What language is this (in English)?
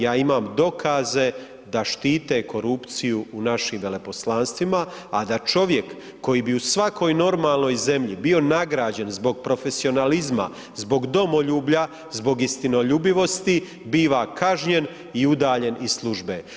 Croatian